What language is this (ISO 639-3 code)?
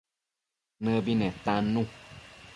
mcf